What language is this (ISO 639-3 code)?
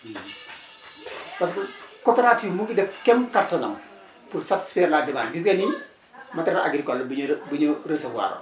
wol